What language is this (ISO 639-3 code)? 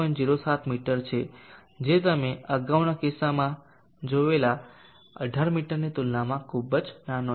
guj